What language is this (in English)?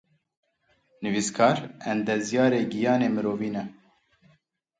Kurdish